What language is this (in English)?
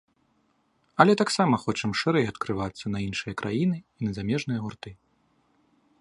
Belarusian